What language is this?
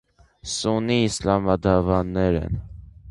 Armenian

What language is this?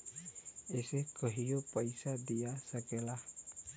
Bhojpuri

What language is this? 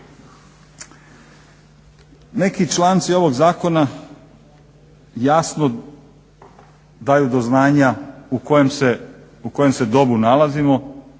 Croatian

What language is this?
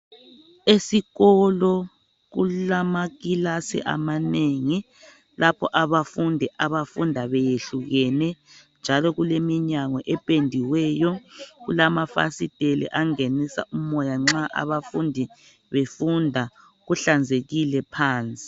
North Ndebele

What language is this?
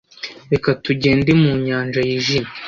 Kinyarwanda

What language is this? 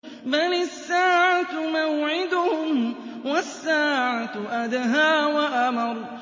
Arabic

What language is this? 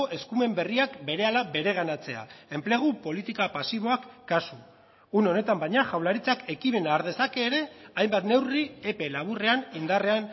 Basque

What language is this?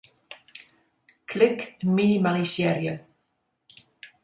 Western Frisian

